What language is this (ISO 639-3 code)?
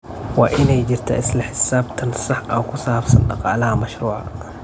som